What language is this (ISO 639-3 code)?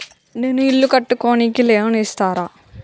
tel